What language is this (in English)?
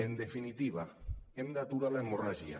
Catalan